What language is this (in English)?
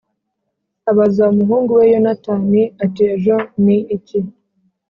Kinyarwanda